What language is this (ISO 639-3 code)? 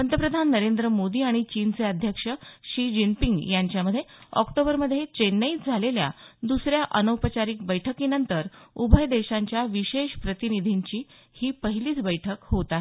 mar